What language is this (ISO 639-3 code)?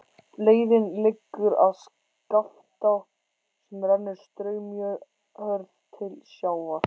isl